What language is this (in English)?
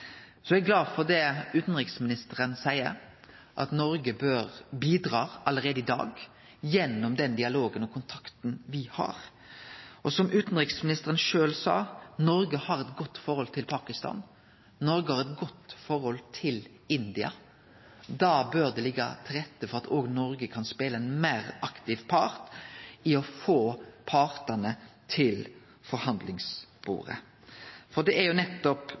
Norwegian Nynorsk